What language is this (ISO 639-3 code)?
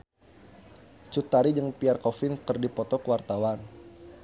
sun